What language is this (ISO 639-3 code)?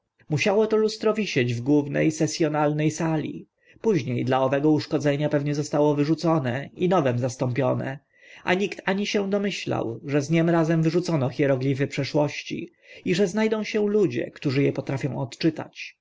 pol